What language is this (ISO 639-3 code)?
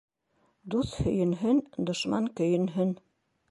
bak